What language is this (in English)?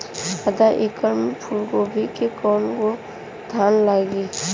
Bhojpuri